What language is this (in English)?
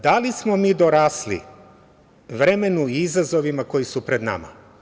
Serbian